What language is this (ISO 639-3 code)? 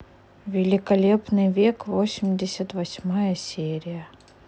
rus